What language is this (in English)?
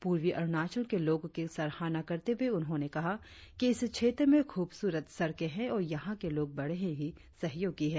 Hindi